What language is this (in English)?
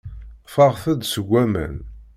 Kabyle